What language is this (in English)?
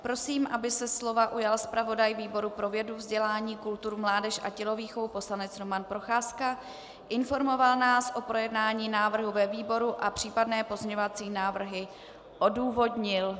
Czech